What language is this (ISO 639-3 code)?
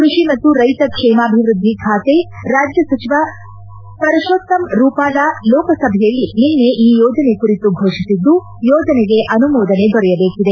kan